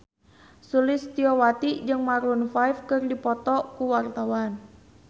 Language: Sundanese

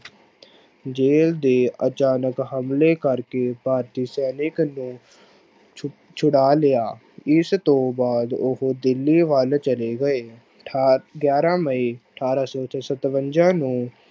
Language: Punjabi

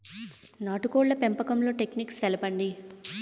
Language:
Telugu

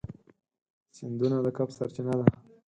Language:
Pashto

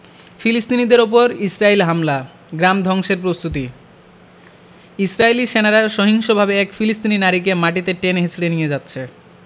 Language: Bangla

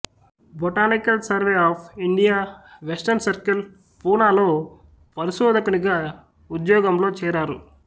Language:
Telugu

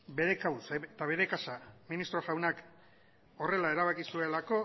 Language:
Basque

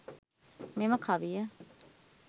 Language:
Sinhala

